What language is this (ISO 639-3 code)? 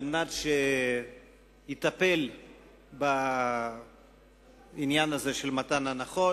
heb